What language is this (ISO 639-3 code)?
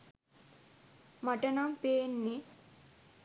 sin